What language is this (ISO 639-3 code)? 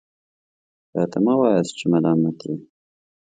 pus